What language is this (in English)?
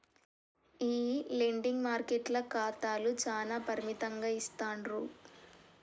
Telugu